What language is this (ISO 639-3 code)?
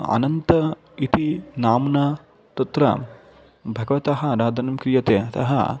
san